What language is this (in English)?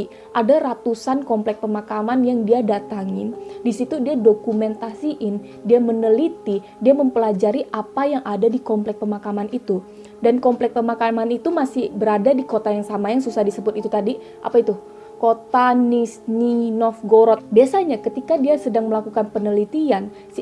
Indonesian